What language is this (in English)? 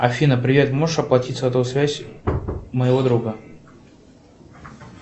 Russian